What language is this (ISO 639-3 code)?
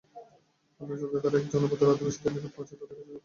ben